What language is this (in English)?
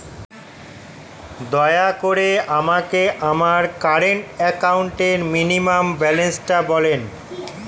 Bangla